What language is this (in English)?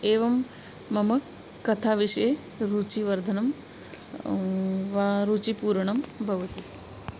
Sanskrit